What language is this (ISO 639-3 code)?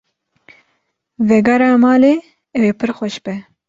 kur